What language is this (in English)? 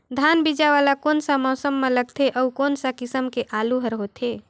Chhattisgarhi